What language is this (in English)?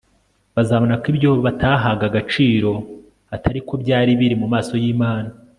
Kinyarwanda